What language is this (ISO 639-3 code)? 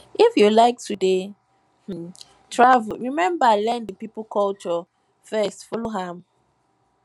pcm